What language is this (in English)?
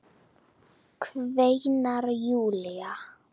Icelandic